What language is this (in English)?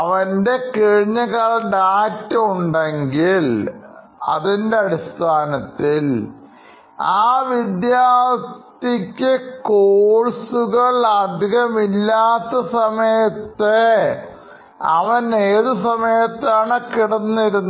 Malayalam